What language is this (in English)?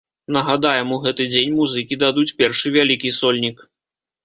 Belarusian